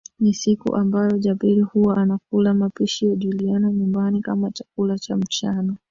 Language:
Swahili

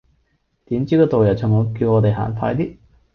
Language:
Cantonese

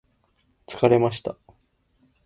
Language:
Japanese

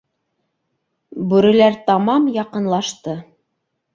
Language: Bashkir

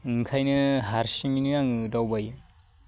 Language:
Bodo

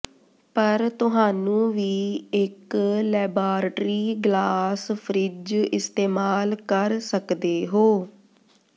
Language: Punjabi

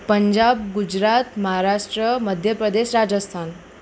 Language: Gujarati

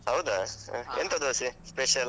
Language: Kannada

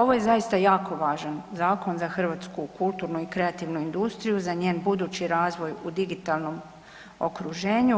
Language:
Croatian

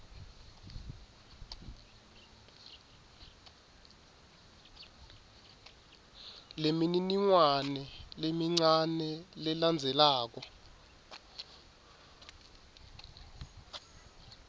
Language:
Swati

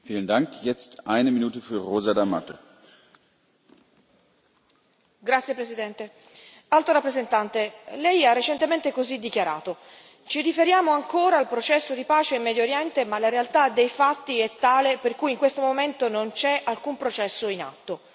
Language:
Italian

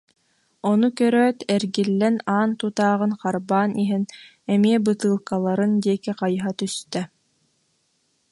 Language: Yakut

